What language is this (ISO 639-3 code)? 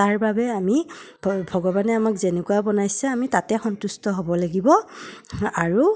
asm